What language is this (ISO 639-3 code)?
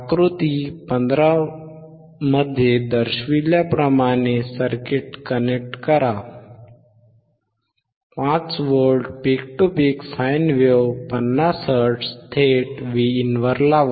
mar